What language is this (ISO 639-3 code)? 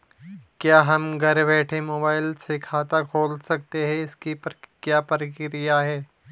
hin